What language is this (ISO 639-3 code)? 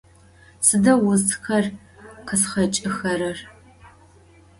ady